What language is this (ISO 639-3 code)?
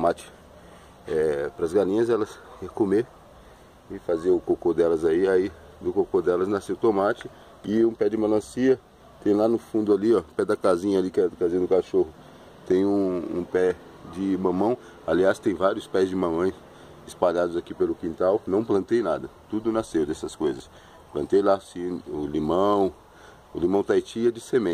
por